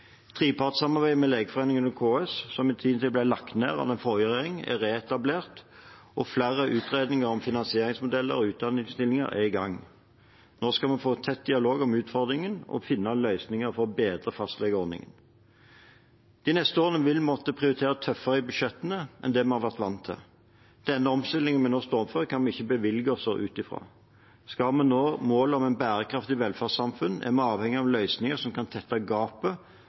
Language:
Norwegian Bokmål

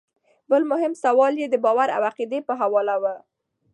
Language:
Pashto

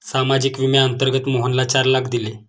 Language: Marathi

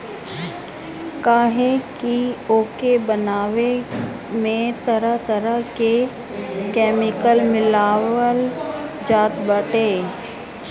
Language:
Bhojpuri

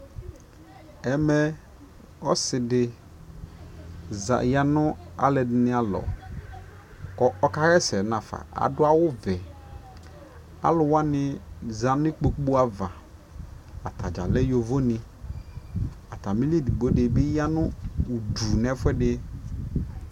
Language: Ikposo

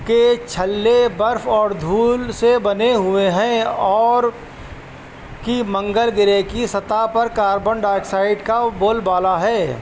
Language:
Urdu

